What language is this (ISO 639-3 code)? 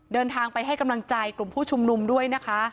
tha